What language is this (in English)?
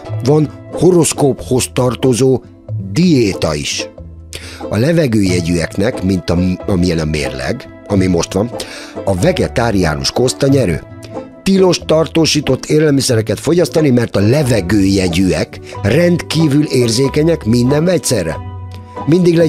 Hungarian